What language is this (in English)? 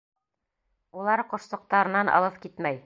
Bashkir